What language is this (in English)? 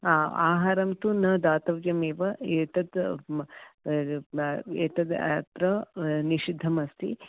Sanskrit